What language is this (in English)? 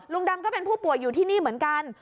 Thai